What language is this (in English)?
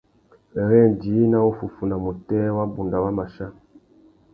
Tuki